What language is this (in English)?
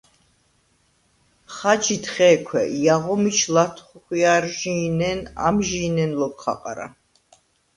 Svan